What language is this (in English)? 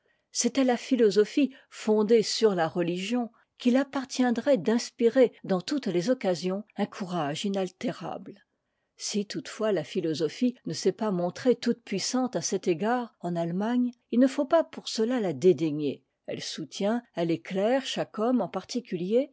French